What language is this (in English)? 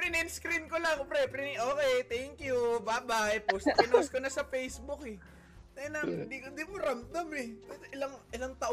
Filipino